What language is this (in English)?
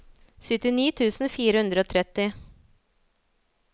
Norwegian